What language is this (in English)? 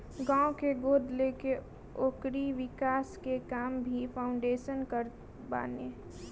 Bhojpuri